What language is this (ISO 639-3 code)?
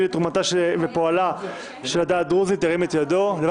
heb